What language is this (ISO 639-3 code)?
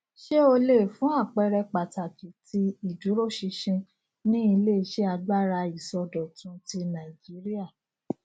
yor